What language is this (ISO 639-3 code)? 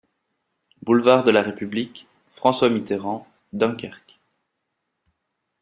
fra